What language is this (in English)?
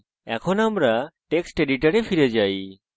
Bangla